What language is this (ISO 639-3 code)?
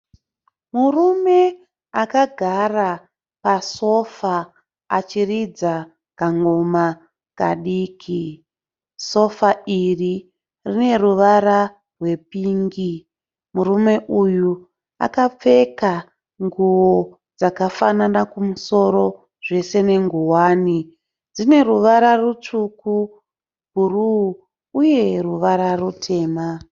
sna